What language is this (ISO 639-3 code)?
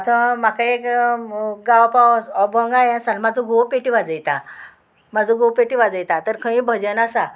kok